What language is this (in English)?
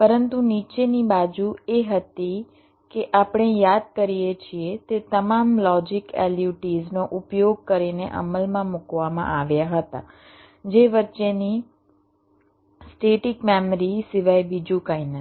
Gujarati